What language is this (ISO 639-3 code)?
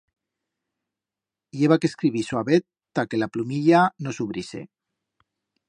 arg